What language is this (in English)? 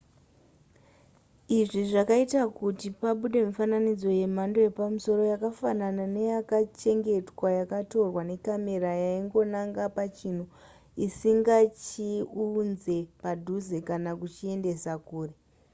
Shona